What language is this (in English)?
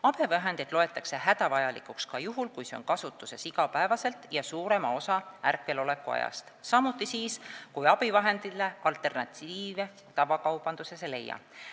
Estonian